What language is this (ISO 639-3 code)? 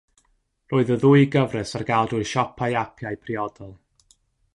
cym